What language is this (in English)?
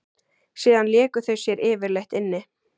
Icelandic